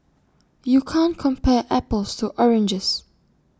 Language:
English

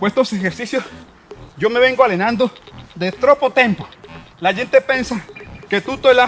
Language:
Spanish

